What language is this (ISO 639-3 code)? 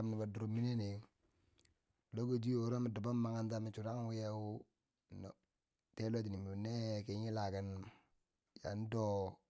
bsj